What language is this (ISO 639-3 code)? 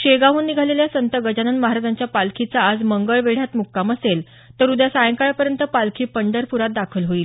mar